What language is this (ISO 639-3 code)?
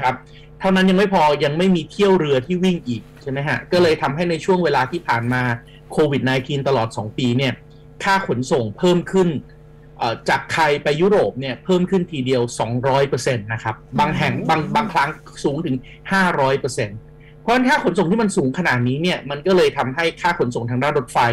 tha